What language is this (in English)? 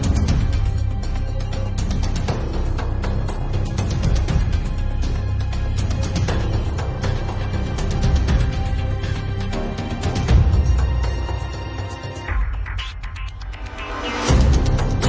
Thai